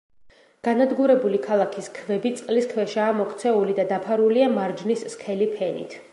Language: Georgian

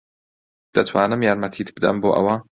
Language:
Central Kurdish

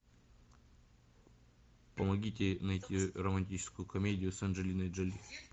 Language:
Russian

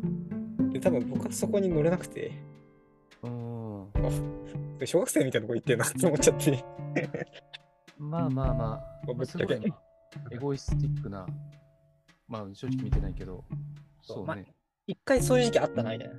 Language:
Japanese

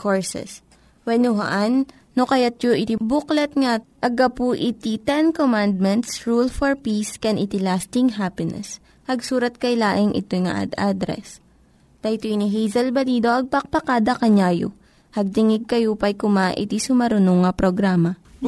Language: Filipino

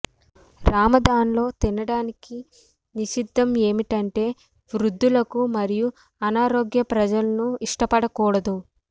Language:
Telugu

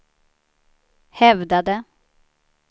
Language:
Swedish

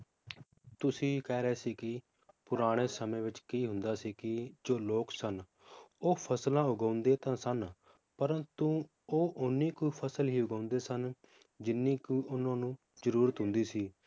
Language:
Punjabi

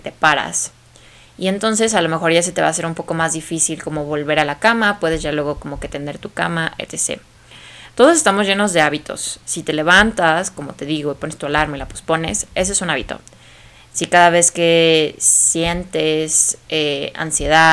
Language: Spanish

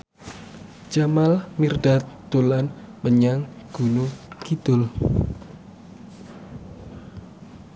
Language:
Javanese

